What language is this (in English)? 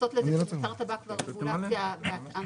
Hebrew